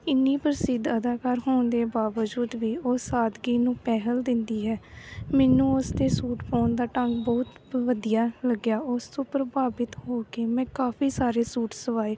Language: Punjabi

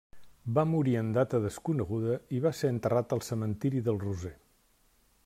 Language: Catalan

